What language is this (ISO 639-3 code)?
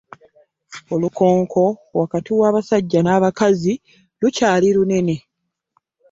lug